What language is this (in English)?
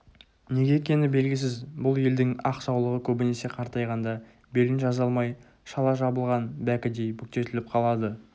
Kazakh